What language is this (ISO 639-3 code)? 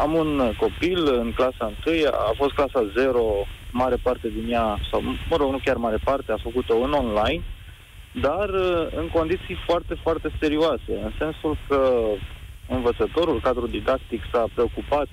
ron